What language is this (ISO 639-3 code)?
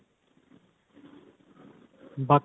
pan